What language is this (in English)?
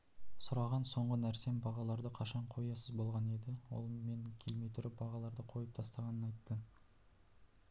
Kazakh